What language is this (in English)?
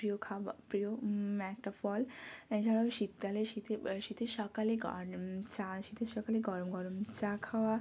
Bangla